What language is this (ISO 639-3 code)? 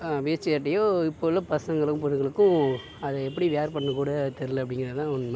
tam